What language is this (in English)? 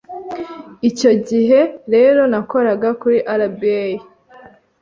Kinyarwanda